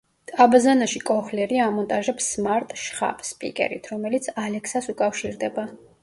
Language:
Georgian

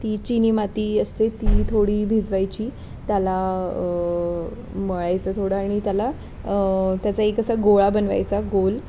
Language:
Marathi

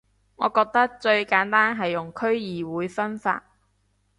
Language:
Cantonese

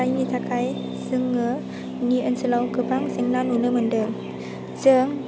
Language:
Bodo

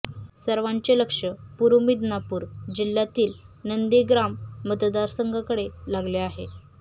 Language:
Marathi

